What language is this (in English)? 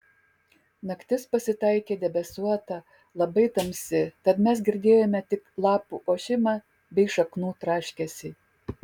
Lithuanian